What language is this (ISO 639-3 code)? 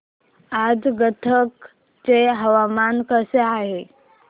mar